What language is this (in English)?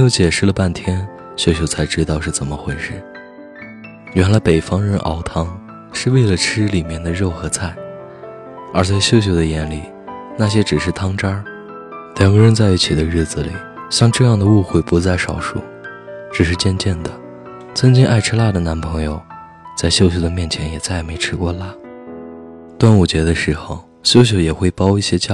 Chinese